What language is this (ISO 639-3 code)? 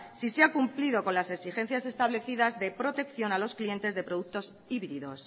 spa